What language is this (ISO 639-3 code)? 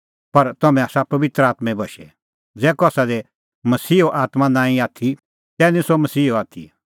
kfx